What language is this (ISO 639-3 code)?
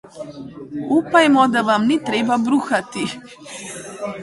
slv